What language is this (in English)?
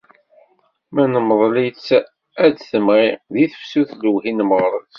Kabyle